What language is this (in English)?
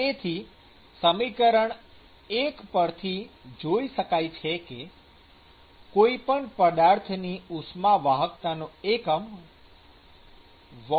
Gujarati